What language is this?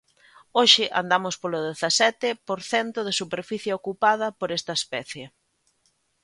Galician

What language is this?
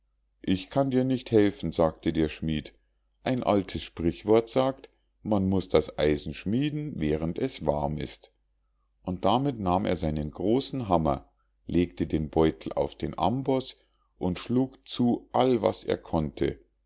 German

